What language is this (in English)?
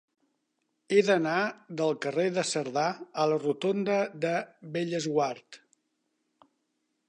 Catalan